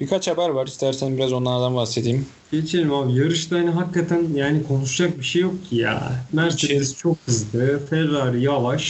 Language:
Turkish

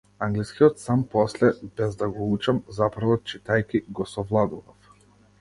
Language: Macedonian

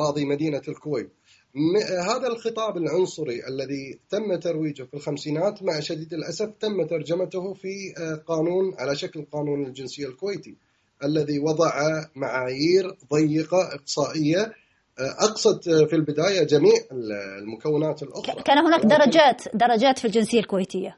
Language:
Arabic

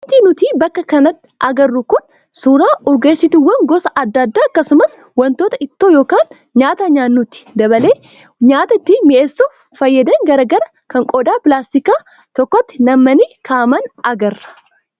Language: Oromo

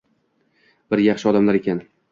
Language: Uzbek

